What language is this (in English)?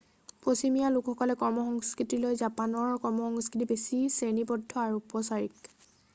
Assamese